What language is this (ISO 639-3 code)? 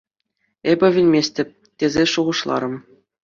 chv